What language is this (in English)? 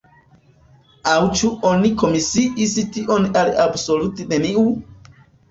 Esperanto